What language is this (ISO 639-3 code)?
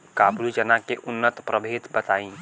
bho